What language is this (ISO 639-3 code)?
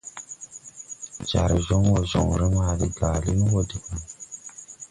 tui